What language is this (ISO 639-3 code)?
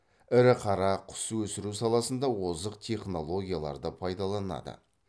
kaz